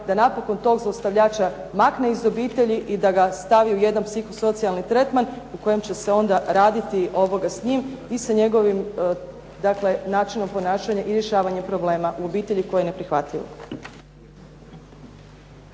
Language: Croatian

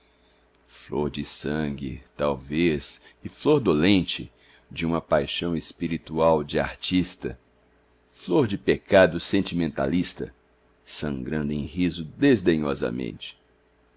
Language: Portuguese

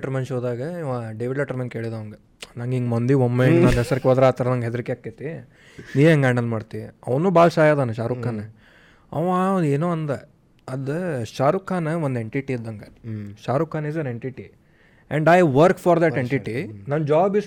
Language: Kannada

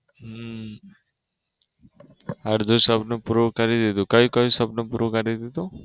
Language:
Gujarati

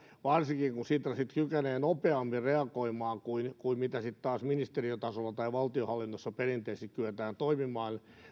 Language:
Finnish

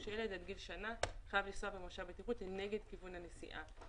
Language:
Hebrew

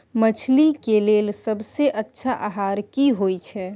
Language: Maithili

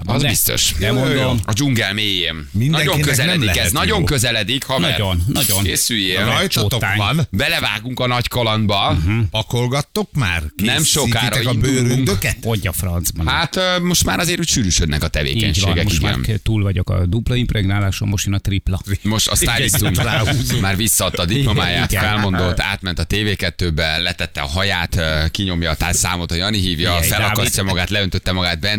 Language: Hungarian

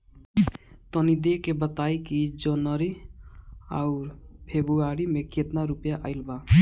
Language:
Bhojpuri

